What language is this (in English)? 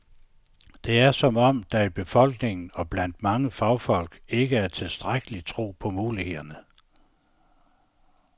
Danish